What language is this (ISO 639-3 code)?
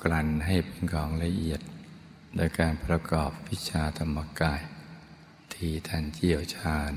tha